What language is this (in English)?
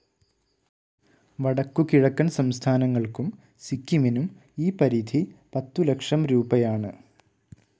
Malayalam